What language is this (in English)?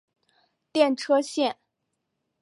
Chinese